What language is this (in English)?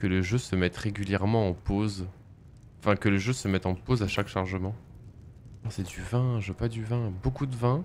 French